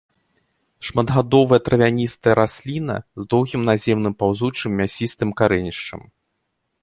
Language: Belarusian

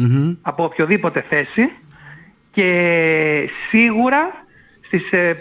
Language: Greek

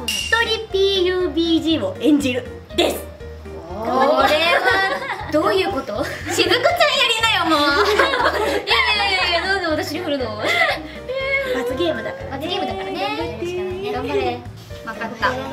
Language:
Japanese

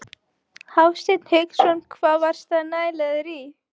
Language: Icelandic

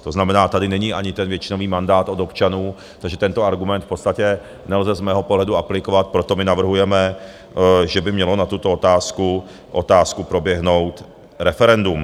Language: Czech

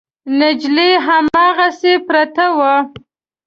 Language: Pashto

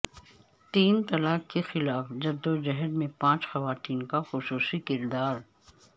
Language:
Urdu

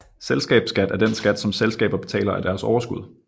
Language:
Danish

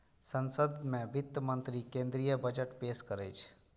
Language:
Maithili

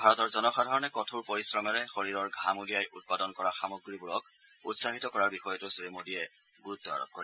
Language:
Assamese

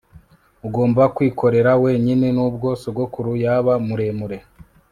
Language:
Kinyarwanda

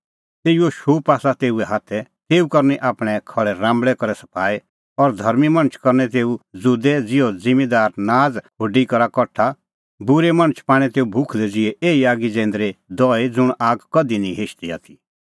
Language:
Kullu Pahari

